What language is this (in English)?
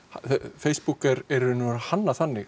Icelandic